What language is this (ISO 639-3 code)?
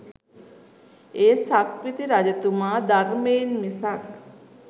sin